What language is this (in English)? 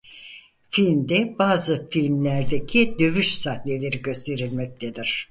Turkish